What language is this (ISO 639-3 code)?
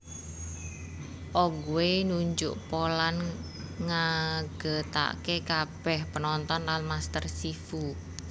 jav